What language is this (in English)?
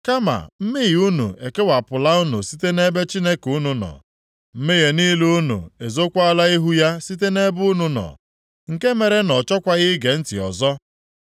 Igbo